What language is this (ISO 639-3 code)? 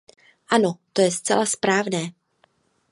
ces